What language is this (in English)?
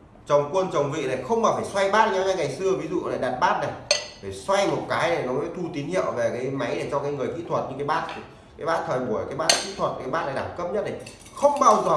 Vietnamese